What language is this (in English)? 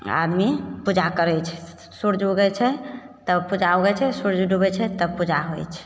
Maithili